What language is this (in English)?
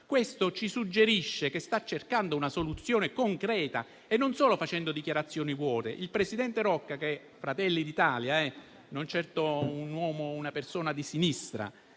Italian